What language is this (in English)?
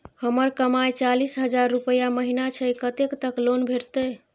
Maithili